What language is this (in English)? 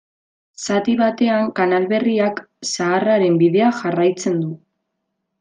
Basque